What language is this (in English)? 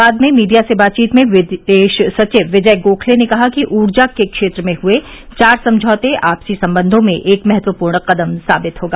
Hindi